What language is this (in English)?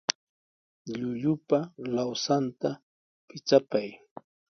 Sihuas Ancash Quechua